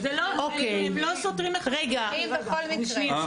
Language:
Hebrew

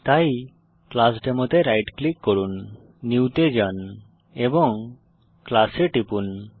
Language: Bangla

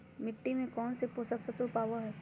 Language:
Magahi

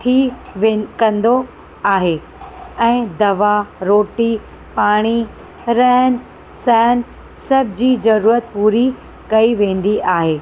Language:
Sindhi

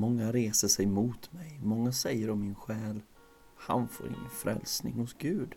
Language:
Swedish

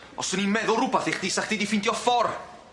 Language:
Welsh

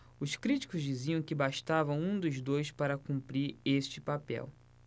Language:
Portuguese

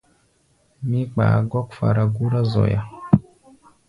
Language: Gbaya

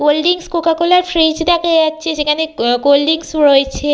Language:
Bangla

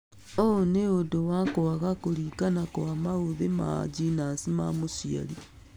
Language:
Kikuyu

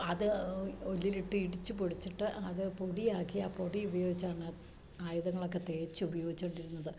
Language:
Malayalam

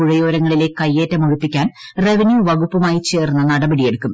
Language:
Malayalam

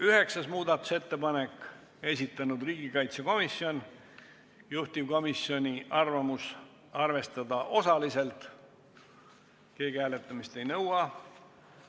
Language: Estonian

